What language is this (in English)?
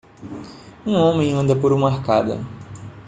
Portuguese